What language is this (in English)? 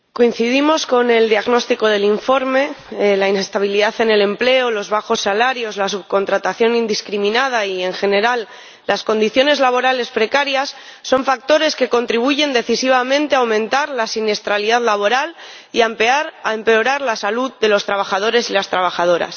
Spanish